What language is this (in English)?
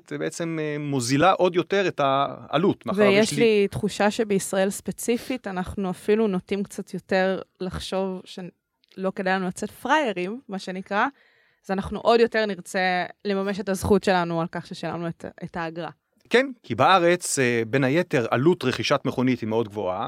Hebrew